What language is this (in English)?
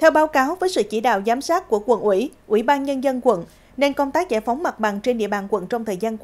Vietnamese